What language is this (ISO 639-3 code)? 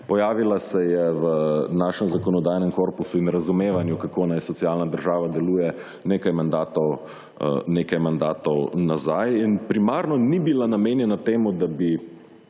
slv